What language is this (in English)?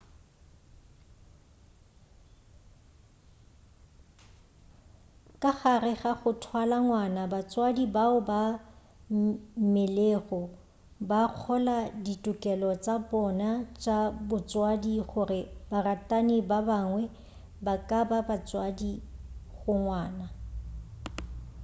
Northern Sotho